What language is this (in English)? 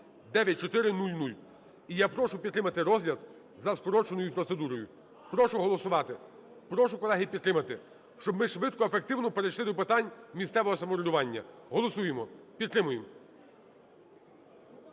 Ukrainian